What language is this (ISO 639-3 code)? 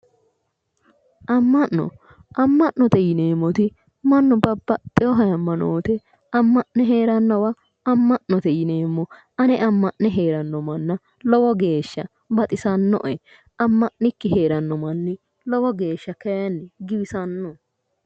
sid